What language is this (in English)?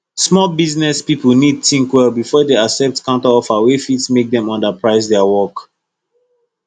Nigerian Pidgin